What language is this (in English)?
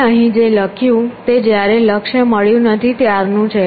Gujarati